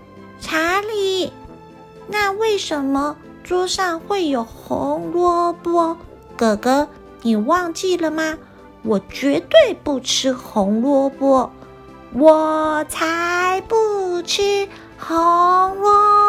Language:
Chinese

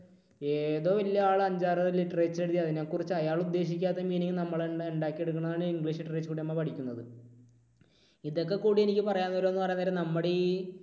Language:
Malayalam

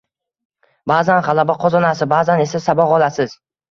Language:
Uzbek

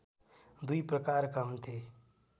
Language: Nepali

